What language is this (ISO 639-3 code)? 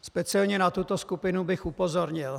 ces